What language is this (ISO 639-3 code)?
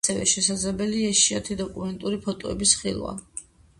kat